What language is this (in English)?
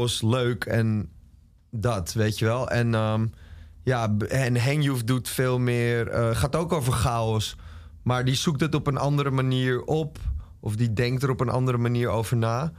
Dutch